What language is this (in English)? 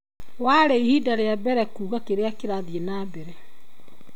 Kikuyu